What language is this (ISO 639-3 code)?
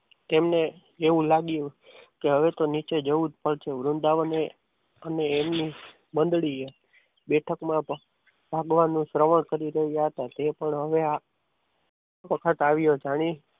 guj